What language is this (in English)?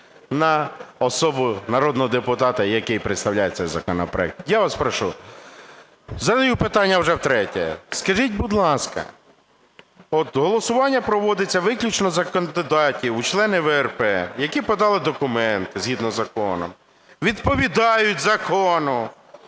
Ukrainian